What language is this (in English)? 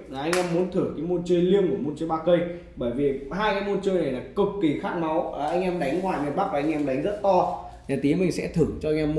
Vietnamese